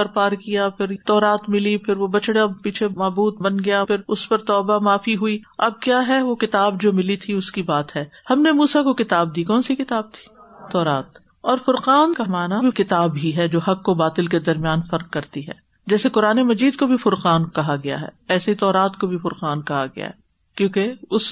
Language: Urdu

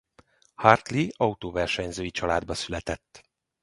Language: Hungarian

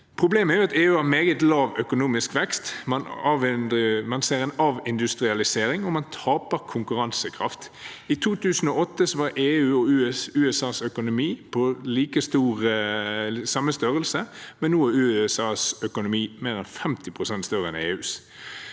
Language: Norwegian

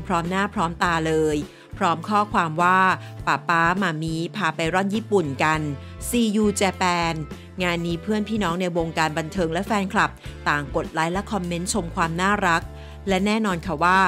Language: Thai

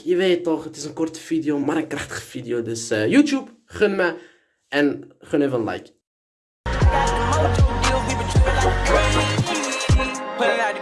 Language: Dutch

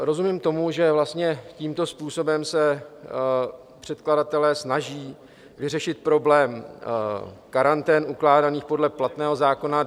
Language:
Czech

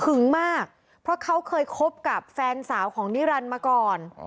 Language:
Thai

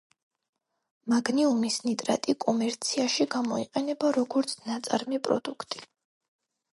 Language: Georgian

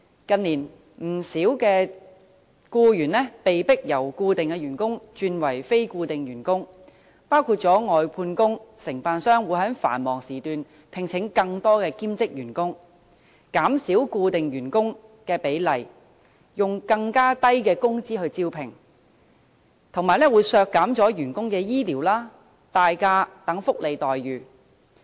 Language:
Cantonese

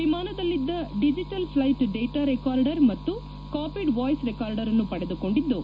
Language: Kannada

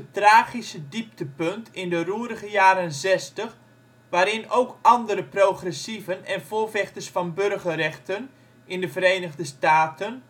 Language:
Dutch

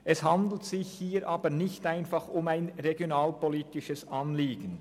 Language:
Swiss German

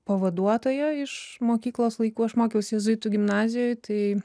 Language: Lithuanian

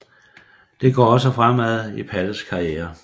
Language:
Danish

